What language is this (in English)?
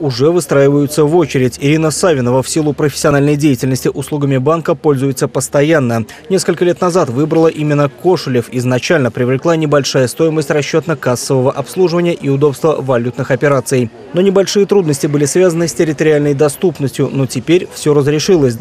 Russian